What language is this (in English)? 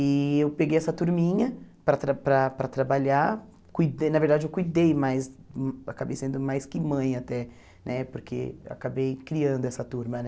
Portuguese